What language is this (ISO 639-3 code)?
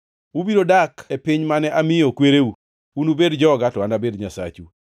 luo